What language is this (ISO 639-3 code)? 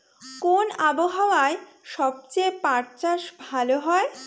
ben